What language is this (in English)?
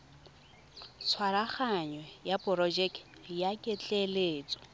Tswana